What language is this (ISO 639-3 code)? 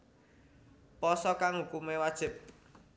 jav